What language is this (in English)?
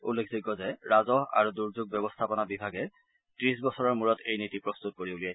Assamese